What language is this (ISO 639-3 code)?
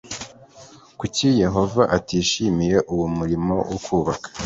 kin